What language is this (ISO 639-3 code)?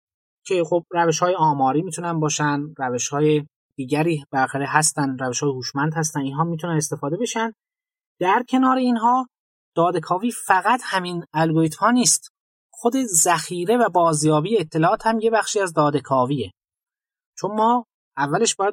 fas